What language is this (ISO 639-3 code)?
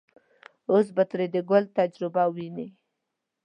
pus